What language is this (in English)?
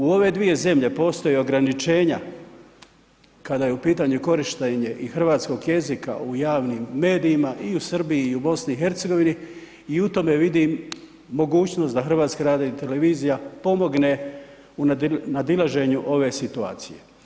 Croatian